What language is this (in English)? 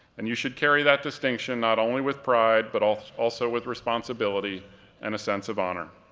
English